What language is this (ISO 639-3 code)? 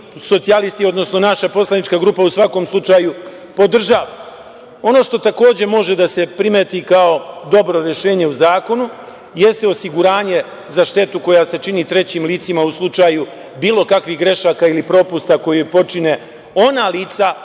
srp